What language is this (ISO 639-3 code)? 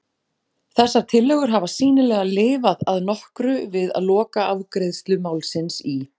isl